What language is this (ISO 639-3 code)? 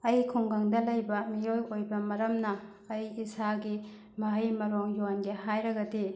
mni